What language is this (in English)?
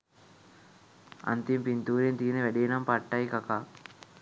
Sinhala